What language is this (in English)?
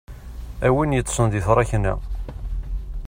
Kabyle